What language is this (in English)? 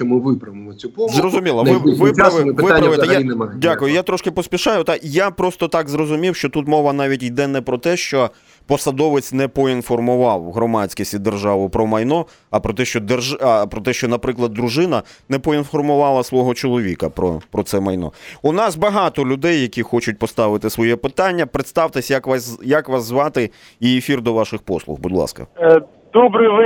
Ukrainian